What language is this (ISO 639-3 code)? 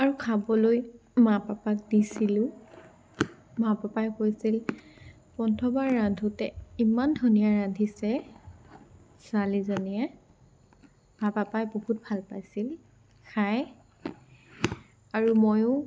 asm